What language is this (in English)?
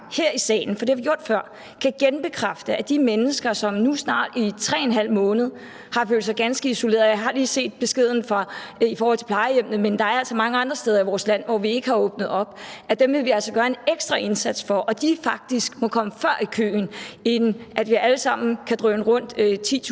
Danish